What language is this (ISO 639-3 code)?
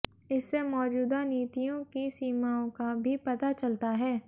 hin